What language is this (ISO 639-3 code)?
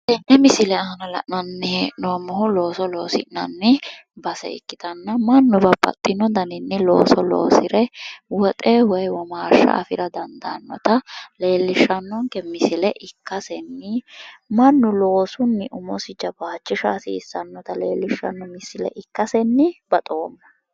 sid